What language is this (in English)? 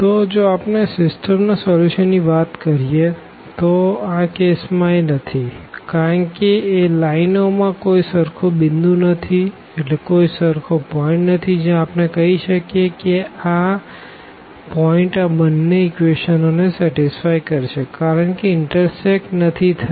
Gujarati